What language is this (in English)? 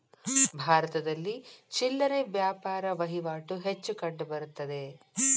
Kannada